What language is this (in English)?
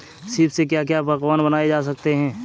Hindi